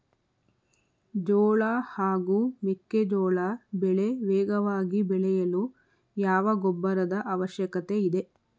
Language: Kannada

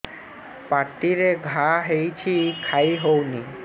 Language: Odia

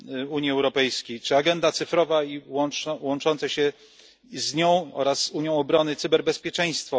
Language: Polish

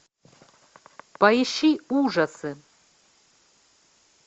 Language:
Russian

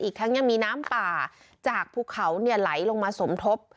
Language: Thai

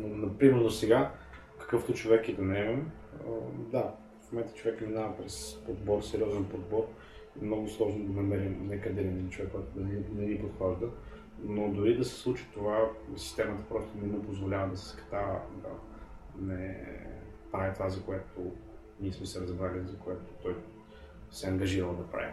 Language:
Bulgarian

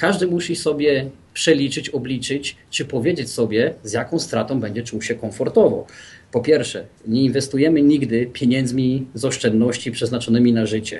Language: Polish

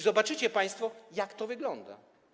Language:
Polish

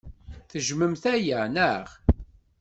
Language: Kabyle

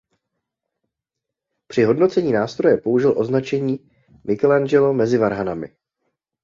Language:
Czech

